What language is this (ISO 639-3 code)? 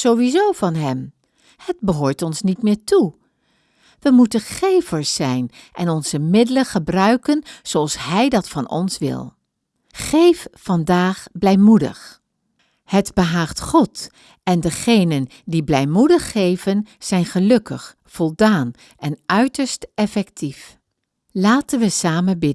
nld